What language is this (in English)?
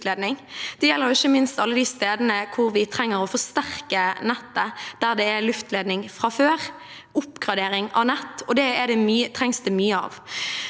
Norwegian